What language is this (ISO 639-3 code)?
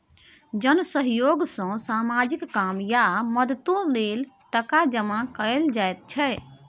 mai